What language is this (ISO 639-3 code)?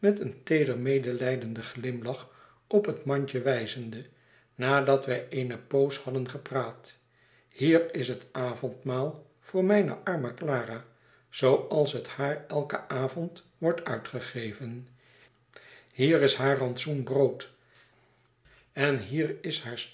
nld